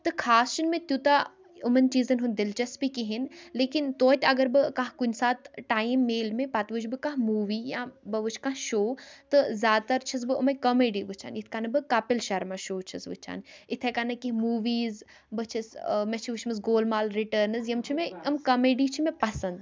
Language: Kashmiri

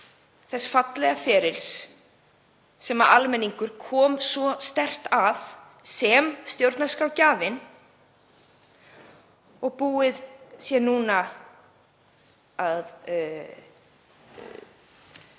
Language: Icelandic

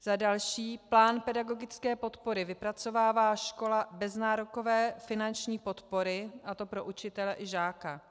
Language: Czech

